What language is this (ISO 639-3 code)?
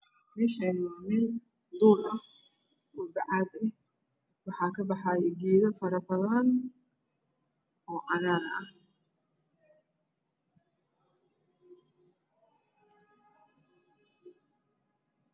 som